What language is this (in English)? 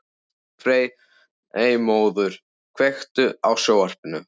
Icelandic